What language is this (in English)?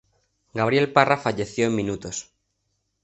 Spanish